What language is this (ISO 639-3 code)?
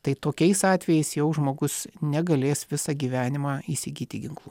lit